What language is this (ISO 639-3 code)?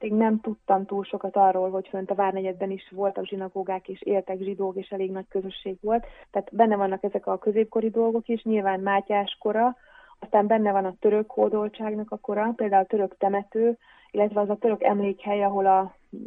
hun